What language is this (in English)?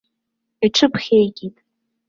Abkhazian